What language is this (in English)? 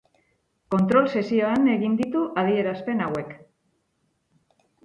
Basque